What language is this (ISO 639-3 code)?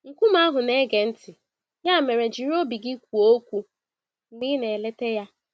ibo